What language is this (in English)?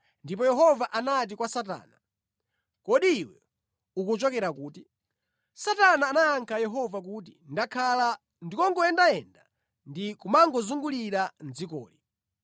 Nyanja